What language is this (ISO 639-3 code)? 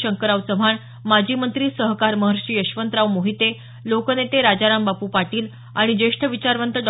mar